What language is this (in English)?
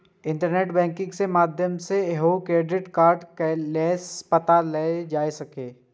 Maithili